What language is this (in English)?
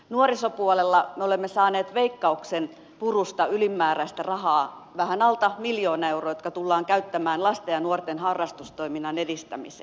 Finnish